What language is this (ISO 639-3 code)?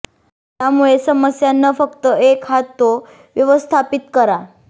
mar